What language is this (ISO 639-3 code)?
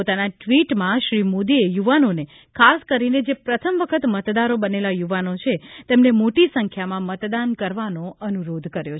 guj